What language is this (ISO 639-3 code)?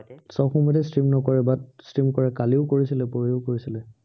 asm